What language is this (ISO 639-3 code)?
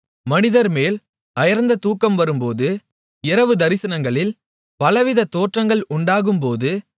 tam